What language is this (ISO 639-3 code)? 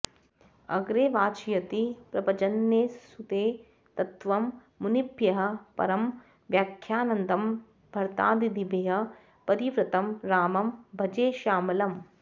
san